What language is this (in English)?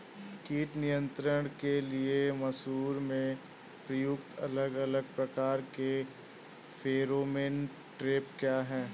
Hindi